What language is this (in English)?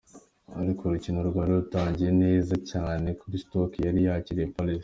Kinyarwanda